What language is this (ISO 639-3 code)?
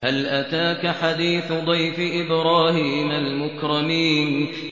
ara